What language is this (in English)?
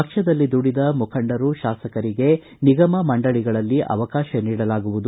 Kannada